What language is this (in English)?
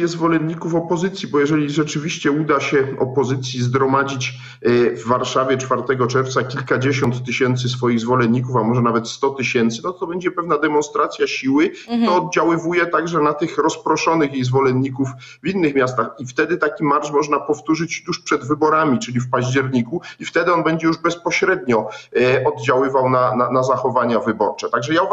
Polish